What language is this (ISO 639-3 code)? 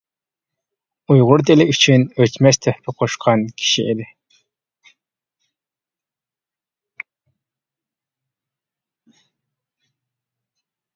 uig